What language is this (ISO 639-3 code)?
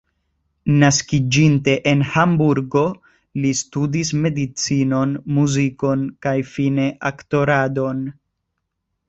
epo